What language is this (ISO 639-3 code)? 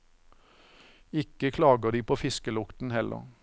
nor